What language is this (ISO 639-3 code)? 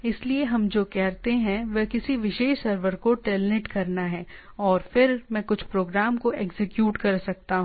hin